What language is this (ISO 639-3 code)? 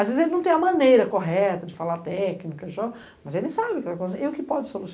por